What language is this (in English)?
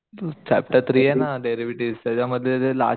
Marathi